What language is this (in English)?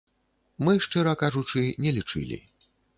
Belarusian